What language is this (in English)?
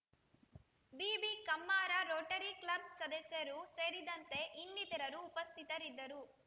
Kannada